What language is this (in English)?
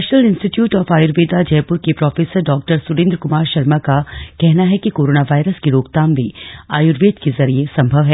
Hindi